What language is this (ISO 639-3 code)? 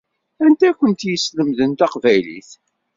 kab